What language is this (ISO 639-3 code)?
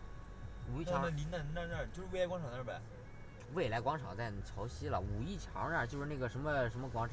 zho